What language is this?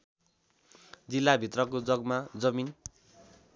Nepali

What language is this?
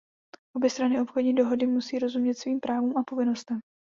Czech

